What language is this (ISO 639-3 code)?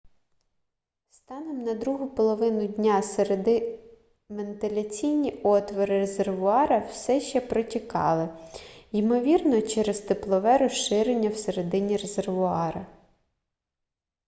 ukr